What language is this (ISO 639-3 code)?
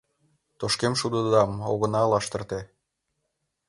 chm